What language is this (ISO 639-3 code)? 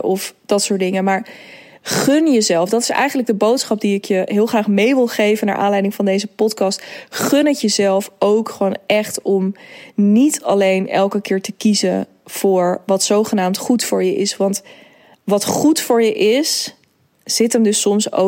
nld